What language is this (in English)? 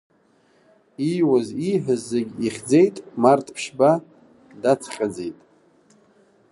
Abkhazian